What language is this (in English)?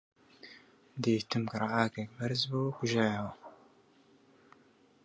Central Kurdish